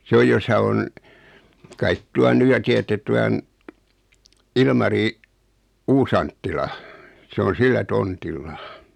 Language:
Finnish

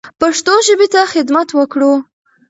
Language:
Pashto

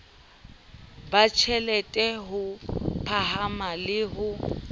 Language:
Southern Sotho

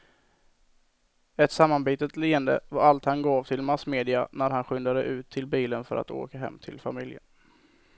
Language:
Swedish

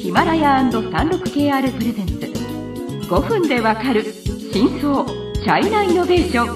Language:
Japanese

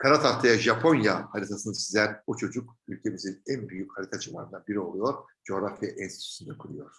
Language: Turkish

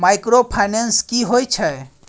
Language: Maithili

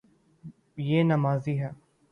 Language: Urdu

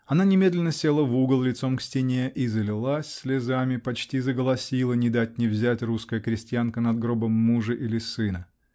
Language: Russian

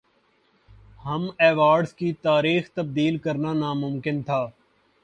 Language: Urdu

